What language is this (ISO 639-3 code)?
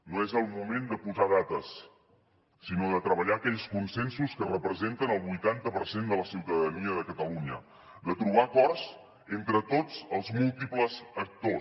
cat